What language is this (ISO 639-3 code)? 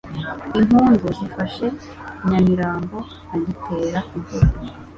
kin